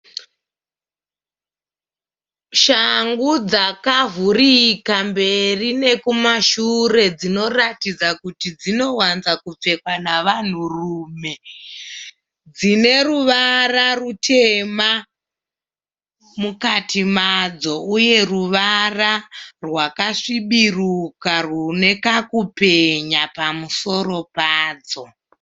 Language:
Shona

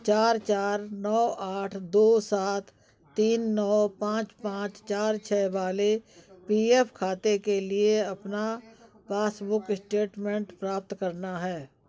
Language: Hindi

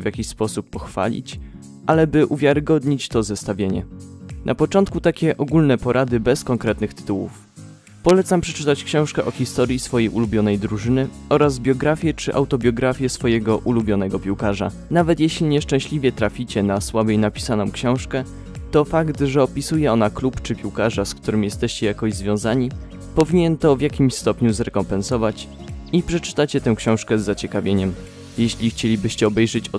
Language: Polish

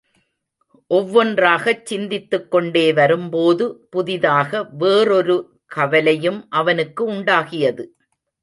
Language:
Tamil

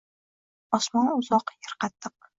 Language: Uzbek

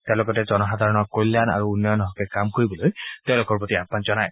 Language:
Assamese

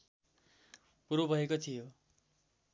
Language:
Nepali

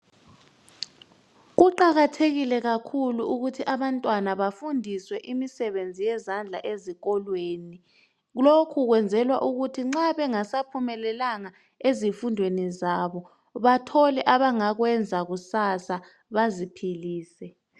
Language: North Ndebele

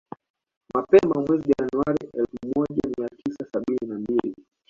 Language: Swahili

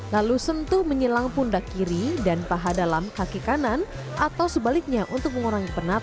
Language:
Indonesian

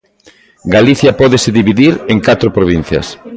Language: Galician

